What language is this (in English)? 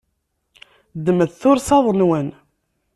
Kabyle